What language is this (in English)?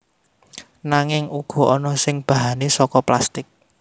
Javanese